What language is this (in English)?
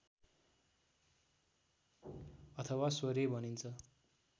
Nepali